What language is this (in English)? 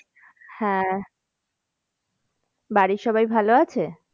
Bangla